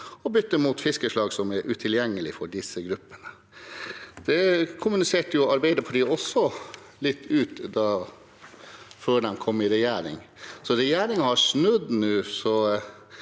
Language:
Norwegian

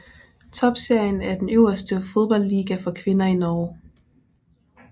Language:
Danish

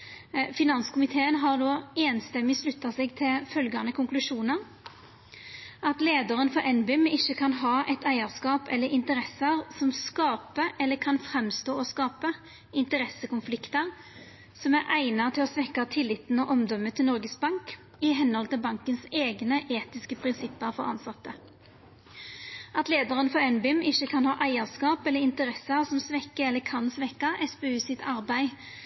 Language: Norwegian Nynorsk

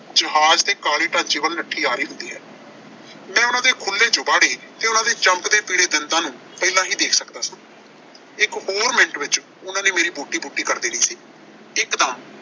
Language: Punjabi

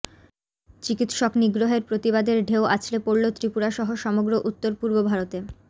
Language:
Bangla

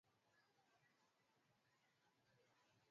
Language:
Swahili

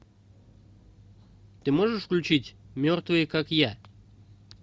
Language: Russian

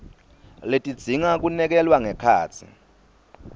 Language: Swati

